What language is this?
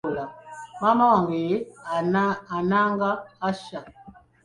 Ganda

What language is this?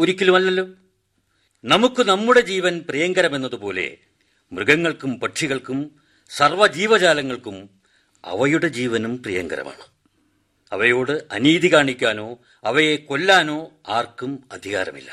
Malayalam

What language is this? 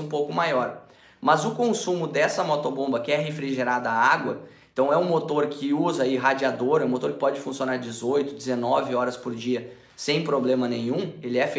Portuguese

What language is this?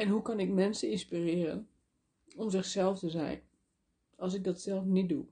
Dutch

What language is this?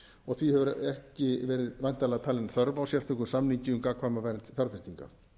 Icelandic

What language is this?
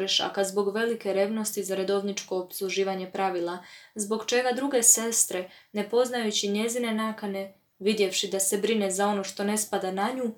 Croatian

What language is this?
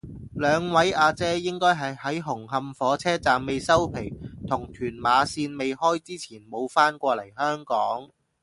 Cantonese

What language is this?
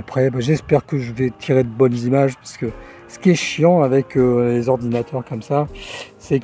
French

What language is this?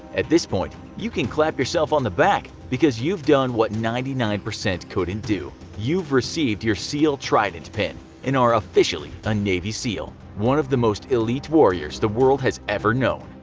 English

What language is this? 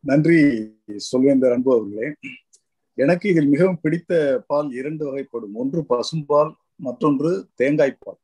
Tamil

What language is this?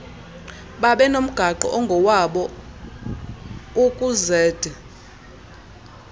Xhosa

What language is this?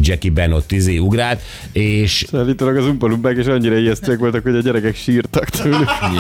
Hungarian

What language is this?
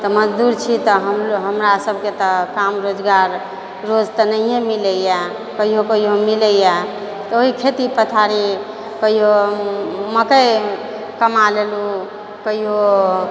Maithili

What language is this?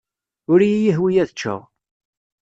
Kabyle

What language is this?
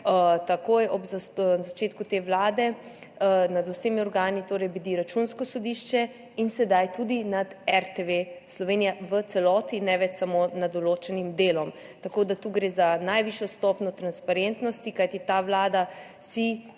Slovenian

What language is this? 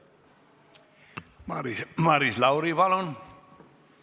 Estonian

